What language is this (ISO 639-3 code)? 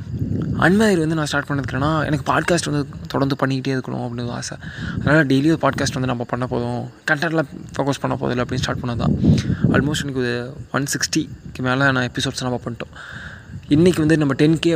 tam